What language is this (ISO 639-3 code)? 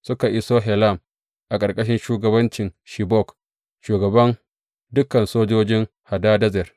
hau